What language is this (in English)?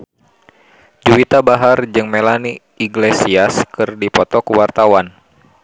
Sundanese